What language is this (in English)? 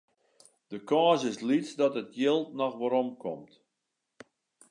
Western Frisian